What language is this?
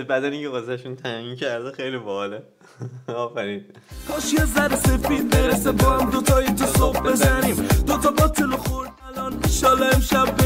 Persian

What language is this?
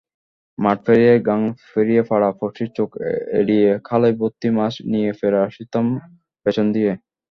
Bangla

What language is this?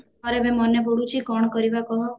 Odia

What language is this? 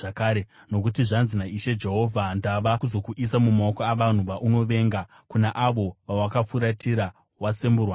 Shona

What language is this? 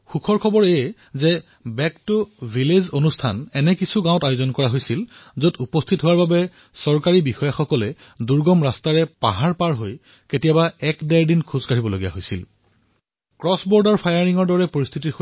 Assamese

